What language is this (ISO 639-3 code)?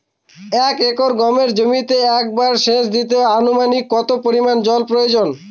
ben